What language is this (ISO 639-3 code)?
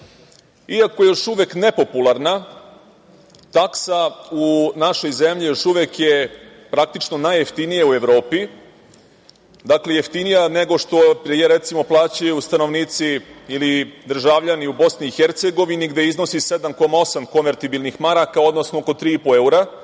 srp